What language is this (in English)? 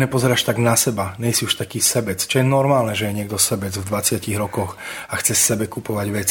Slovak